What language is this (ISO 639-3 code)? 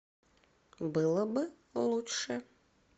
rus